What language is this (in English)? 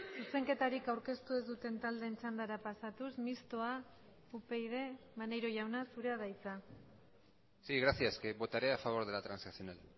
Basque